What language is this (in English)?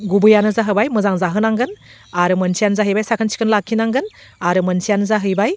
Bodo